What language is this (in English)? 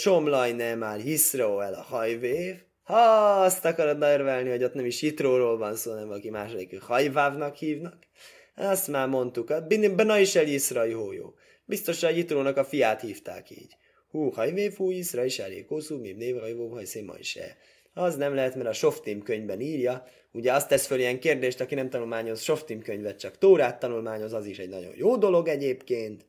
Hungarian